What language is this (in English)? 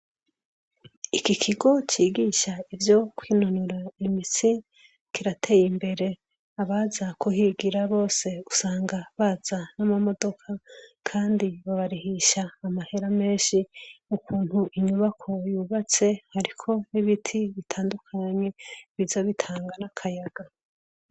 Rundi